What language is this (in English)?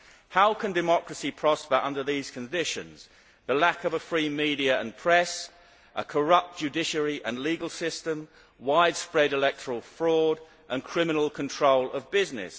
English